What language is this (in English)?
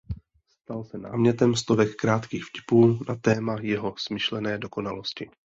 Czech